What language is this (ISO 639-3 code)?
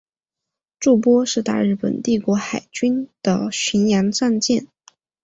zho